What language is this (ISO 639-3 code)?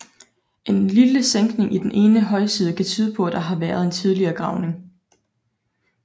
dan